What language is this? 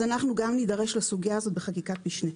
Hebrew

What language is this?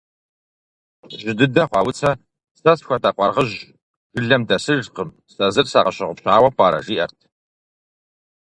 Kabardian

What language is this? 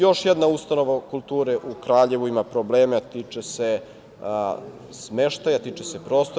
Serbian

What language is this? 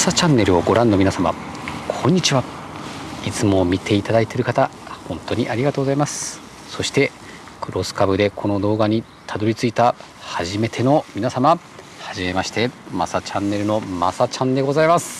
Japanese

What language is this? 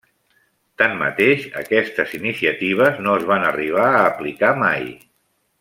Catalan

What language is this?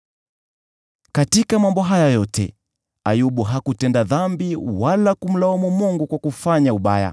Swahili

